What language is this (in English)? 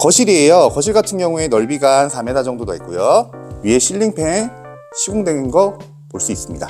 Korean